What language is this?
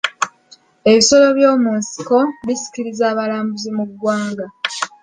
Ganda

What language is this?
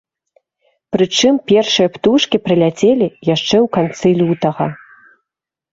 Belarusian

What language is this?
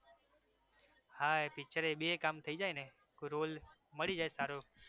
Gujarati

